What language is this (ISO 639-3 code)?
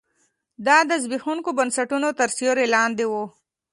pus